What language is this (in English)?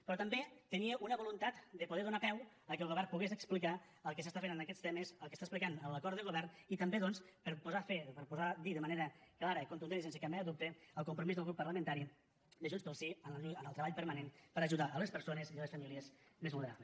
Catalan